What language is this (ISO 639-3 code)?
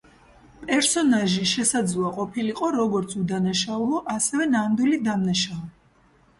kat